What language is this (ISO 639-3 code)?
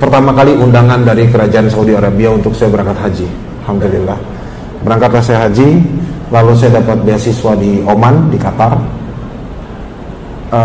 ind